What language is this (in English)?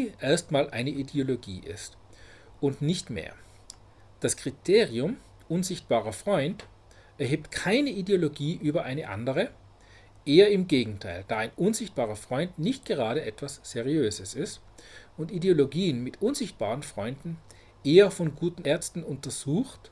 German